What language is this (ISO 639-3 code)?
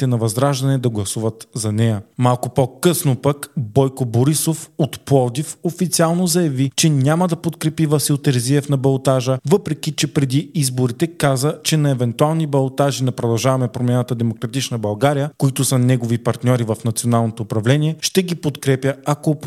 bul